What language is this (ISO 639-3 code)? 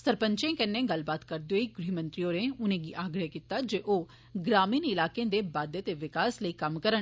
doi